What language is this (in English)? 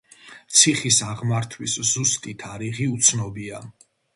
Georgian